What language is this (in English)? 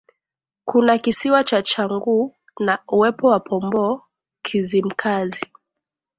Swahili